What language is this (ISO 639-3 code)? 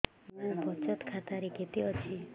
ori